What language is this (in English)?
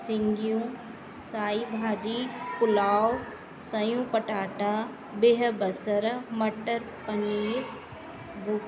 Sindhi